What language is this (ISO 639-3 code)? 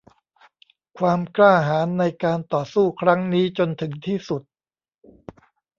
tha